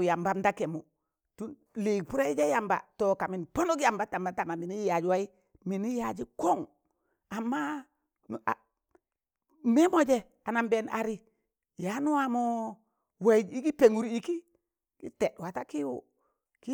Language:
Tangale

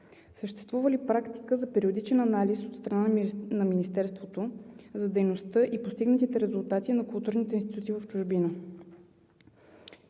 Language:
Bulgarian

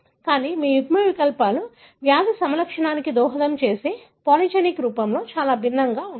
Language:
Telugu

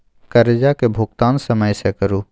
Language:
Maithili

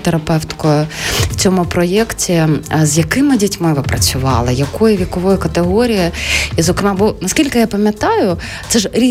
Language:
Ukrainian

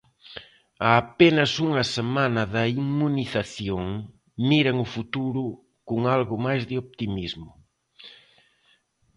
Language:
Galician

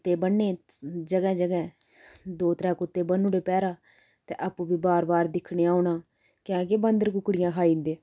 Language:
Dogri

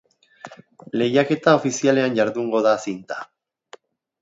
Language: Basque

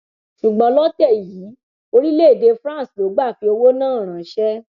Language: Yoruba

